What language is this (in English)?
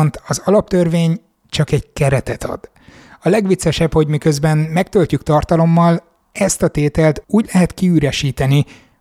Hungarian